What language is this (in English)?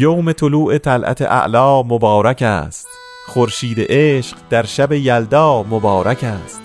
Persian